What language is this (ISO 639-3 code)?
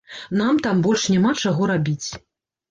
bel